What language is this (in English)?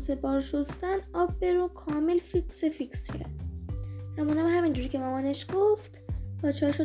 Persian